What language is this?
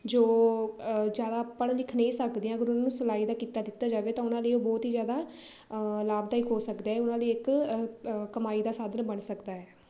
Punjabi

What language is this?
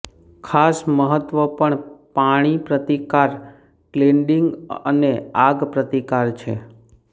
Gujarati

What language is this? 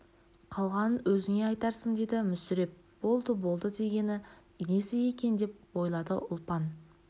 Kazakh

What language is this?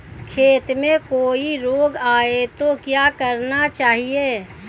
Hindi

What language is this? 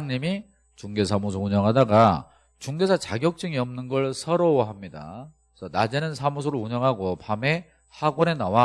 Korean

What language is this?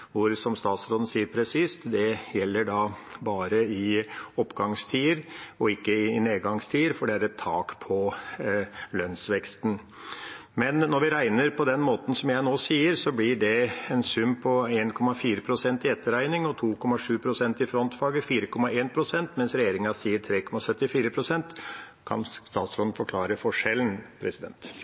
Norwegian Bokmål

